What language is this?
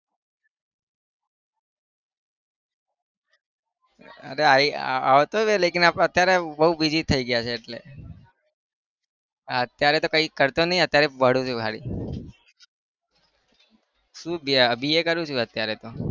Gujarati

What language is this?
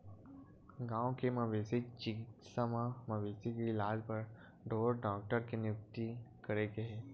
Chhattisgarhi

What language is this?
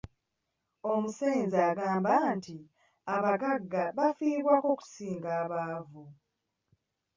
Ganda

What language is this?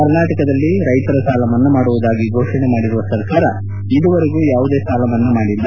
Kannada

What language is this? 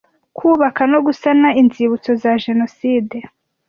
Kinyarwanda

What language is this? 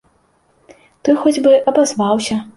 Belarusian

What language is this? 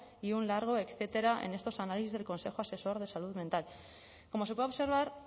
Spanish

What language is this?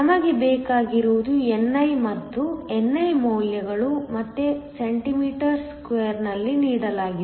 Kannada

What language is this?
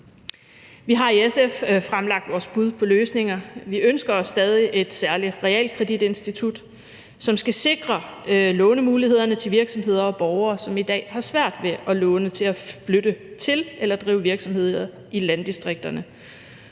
Danish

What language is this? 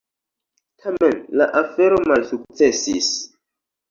Esperanto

